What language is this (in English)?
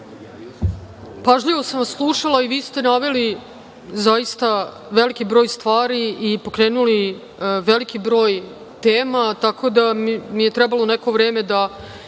Serbian